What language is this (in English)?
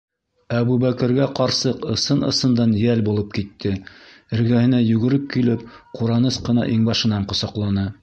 Bashkir